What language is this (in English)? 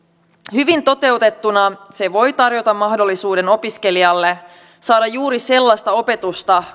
Finnish